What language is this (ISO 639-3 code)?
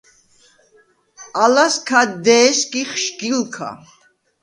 sva